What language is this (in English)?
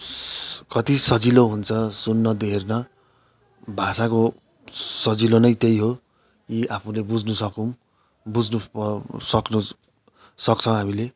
Nepali